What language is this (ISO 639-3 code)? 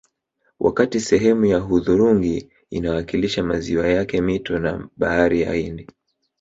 swa